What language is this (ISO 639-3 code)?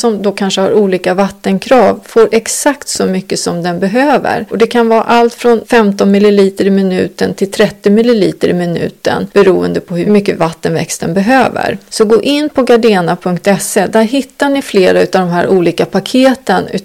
swe